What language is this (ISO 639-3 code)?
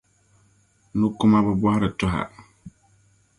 dag